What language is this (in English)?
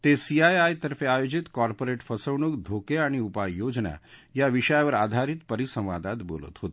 Marathi